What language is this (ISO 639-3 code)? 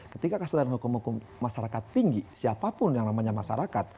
ind